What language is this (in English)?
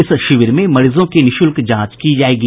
Hindi